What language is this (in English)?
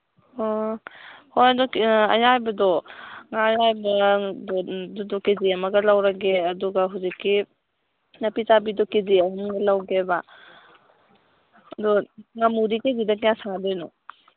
Manipuri